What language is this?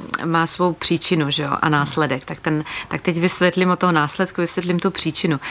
Czech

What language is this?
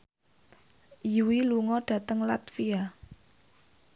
Javanese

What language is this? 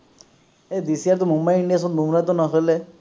Assamese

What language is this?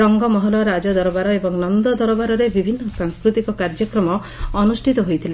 Odia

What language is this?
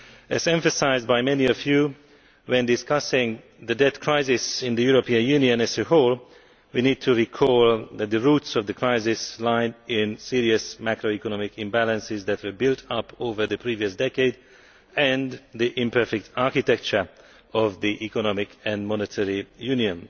English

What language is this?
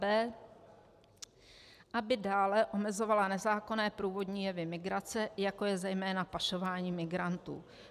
Czech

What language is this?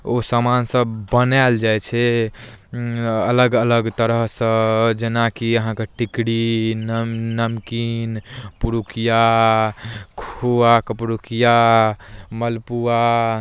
Maithili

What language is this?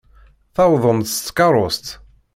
Kabyle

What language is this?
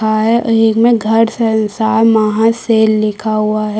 Hindi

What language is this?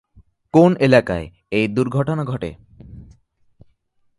Bangla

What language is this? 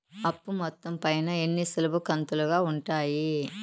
Telugu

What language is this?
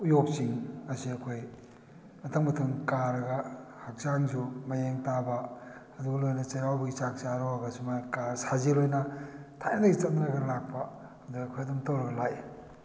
Manipuri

